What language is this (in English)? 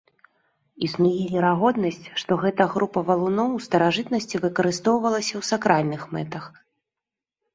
Belarusian